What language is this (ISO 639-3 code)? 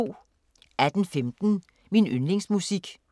dan